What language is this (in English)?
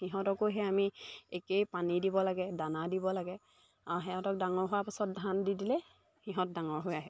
Assamese